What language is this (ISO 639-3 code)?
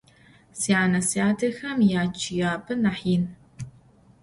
ady